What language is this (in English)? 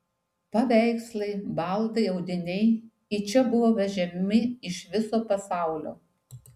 Lithuanian